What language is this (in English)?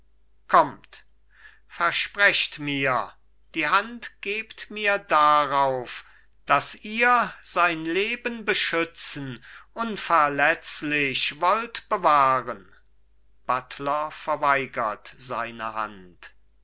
German